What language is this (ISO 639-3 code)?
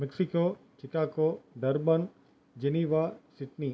tam